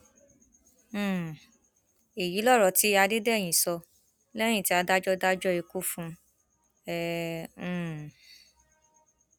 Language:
Yoruba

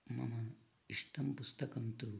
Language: Sanskrit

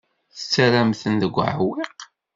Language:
Kabyle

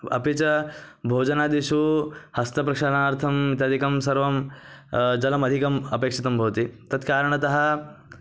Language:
Sanskrit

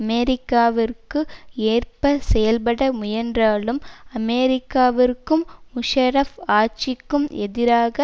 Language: Tamil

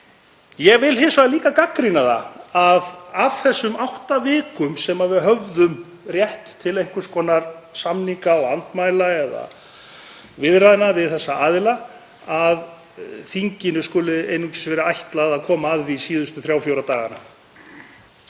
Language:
Icelandic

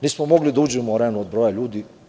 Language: Serbian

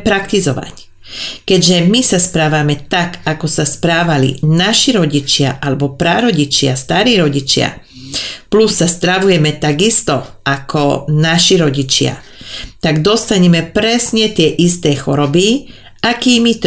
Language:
Czech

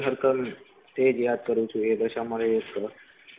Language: Gujarati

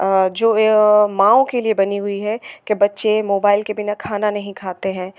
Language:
Hindi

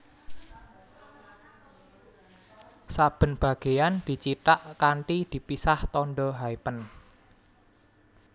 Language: Javanese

